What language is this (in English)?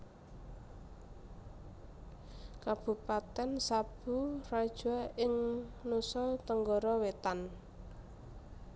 Javanese